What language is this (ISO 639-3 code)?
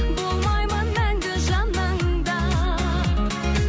kaz